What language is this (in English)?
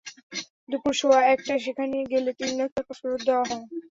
Bangla